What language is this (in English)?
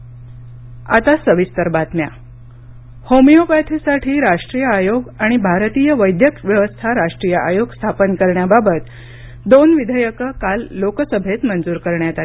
Marathi